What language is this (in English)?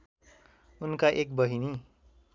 Nepali